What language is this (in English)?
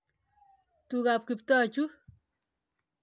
Kalenjin